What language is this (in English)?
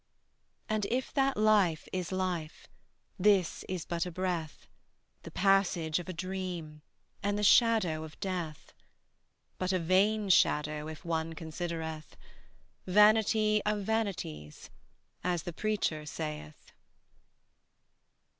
English